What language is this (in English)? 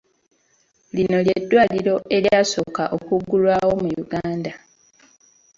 Ganda